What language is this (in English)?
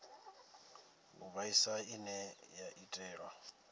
Venda